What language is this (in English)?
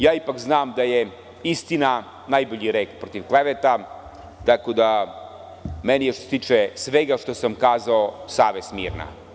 Serbian